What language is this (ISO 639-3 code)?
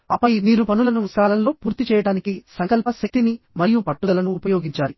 tel